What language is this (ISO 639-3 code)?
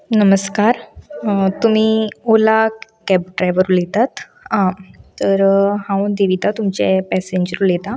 kok